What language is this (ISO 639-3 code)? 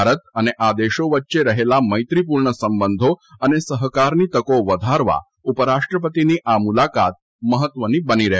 guj